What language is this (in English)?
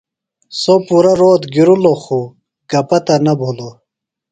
Phalura